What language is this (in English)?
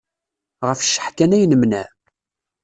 Kabyle